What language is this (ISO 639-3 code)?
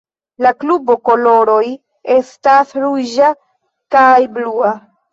epo